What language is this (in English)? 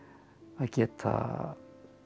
Icelandic